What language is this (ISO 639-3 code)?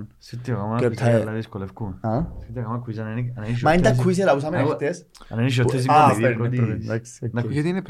ell